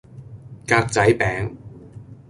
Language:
Cantonese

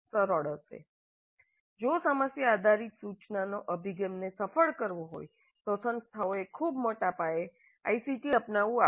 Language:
Gujarati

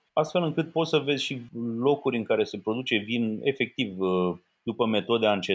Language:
Romanian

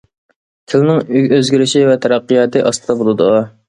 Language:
Uyghur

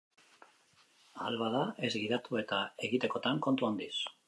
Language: Basque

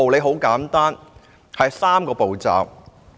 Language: Cantonese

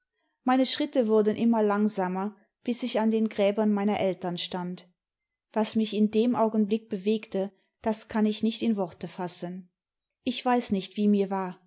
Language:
German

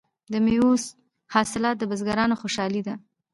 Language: Pashto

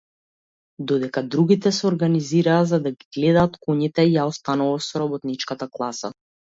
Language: Macedonian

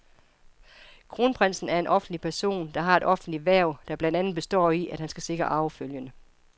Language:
Danish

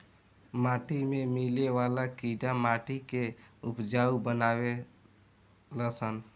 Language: Bhojpuri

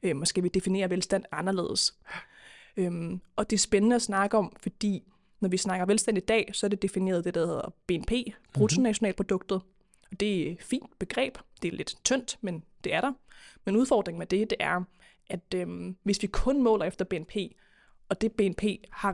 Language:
Danish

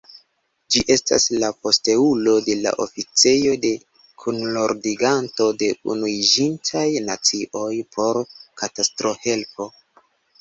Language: Esperanto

